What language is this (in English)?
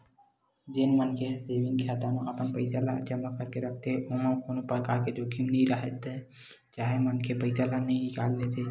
Chhattisgarhi